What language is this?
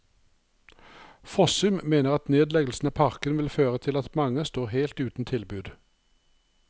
Norwegian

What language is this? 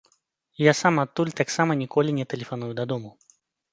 Belarusian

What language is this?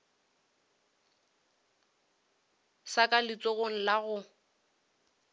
Northern Sotho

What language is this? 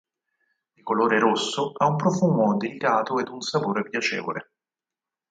Italian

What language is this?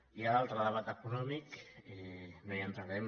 Catalan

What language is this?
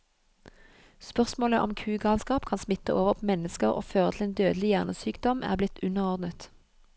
Norwegian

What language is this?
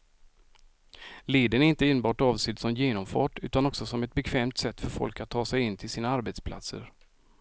Swedish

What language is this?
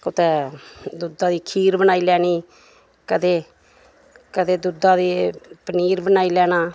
Dogri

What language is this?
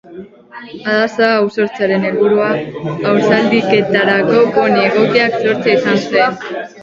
Basque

